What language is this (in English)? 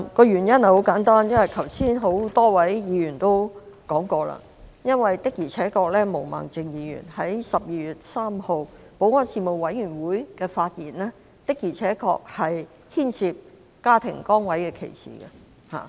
Cantonese